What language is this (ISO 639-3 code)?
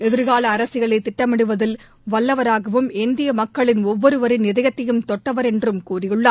tam